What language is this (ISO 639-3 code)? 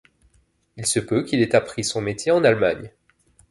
fra